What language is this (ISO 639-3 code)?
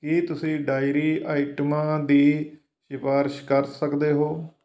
pan